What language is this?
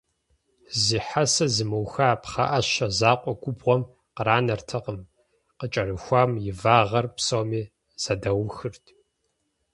Kabardian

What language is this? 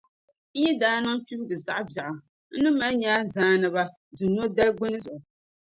Dagbani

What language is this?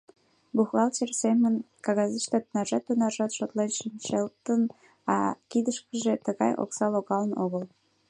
Mari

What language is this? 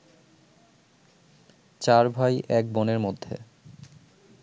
Bangla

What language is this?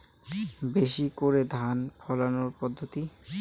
Bangla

